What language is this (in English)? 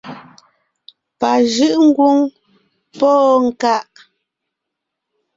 Ngiemboon